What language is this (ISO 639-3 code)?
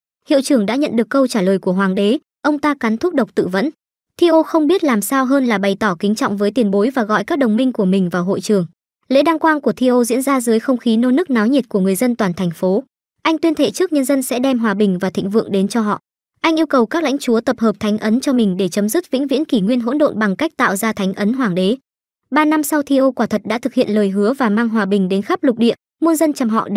vie